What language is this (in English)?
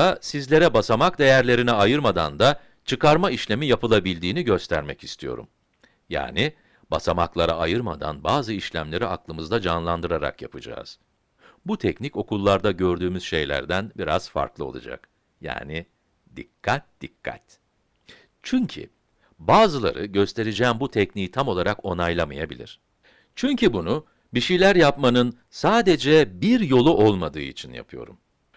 Turkish